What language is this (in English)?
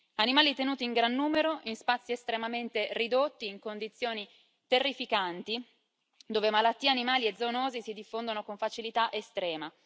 Italian